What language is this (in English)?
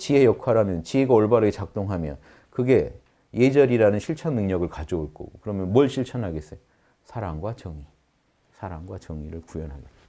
Korean